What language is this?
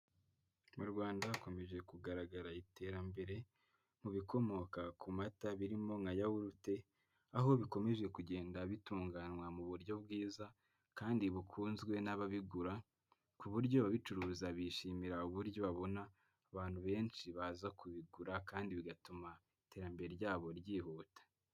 Kinyarwanda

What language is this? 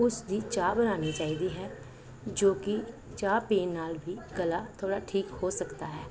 Punjabi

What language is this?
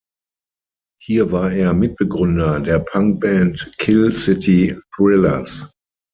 German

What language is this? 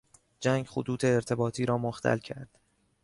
Persian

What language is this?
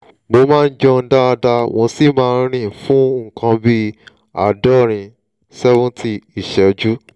Yoruba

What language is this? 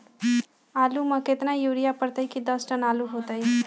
Magahi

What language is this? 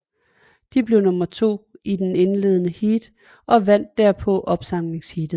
Danish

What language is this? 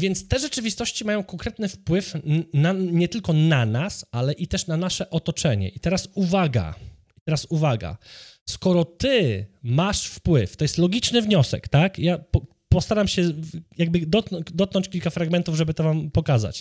Polish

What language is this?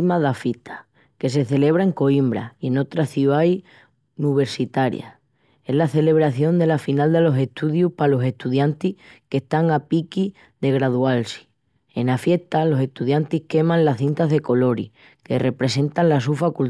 Extremaduran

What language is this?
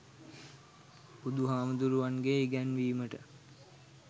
Sinhala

